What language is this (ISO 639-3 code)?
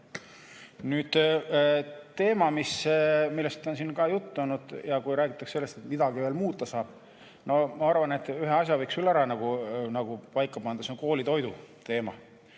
est